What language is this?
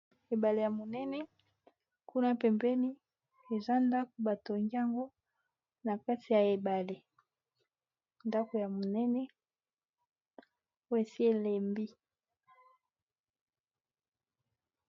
Lingala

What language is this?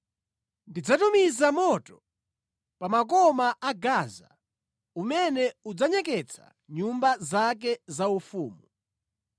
Nyanja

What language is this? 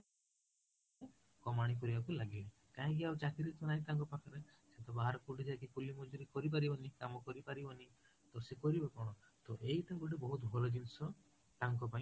Odia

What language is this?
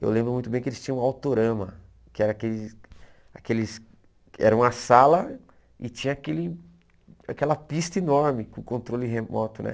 Portuguese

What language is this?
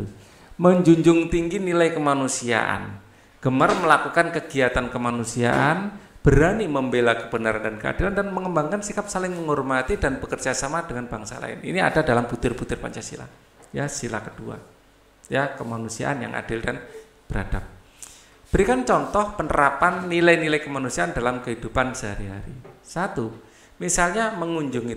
Indonesian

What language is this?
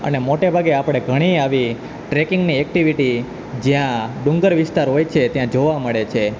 Gujarati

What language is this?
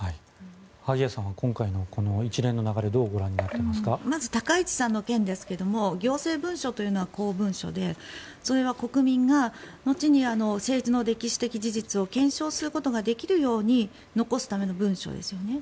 Japanese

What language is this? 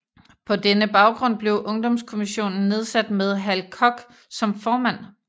Danish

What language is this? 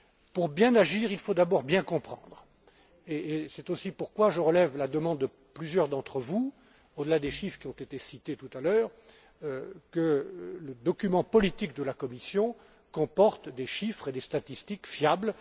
French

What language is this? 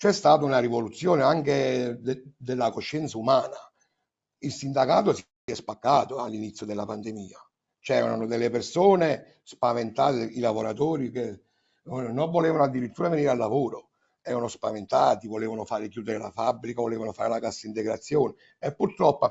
Italian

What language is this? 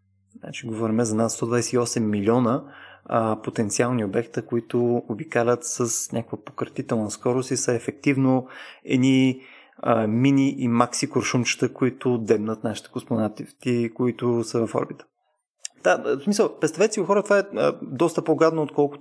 Bulgarian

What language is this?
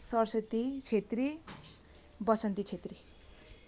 Nepali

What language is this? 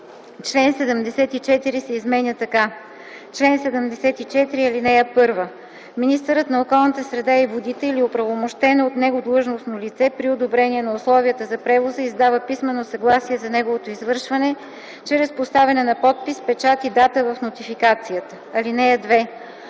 Bulgarian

